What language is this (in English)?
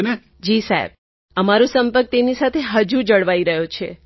Gujarati